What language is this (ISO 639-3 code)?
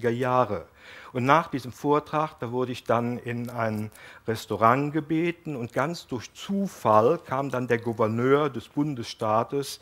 deu